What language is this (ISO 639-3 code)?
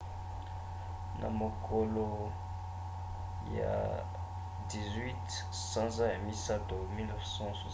lin